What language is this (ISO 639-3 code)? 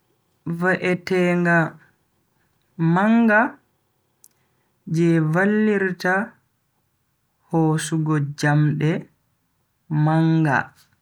fui